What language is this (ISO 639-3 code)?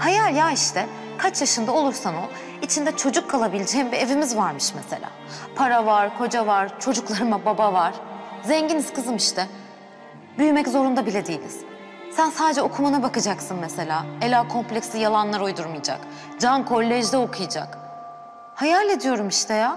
tur